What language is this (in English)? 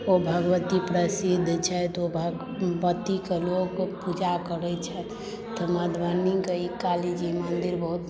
Maithili